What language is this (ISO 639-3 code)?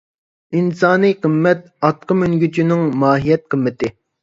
uig